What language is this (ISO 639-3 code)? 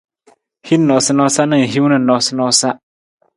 nmz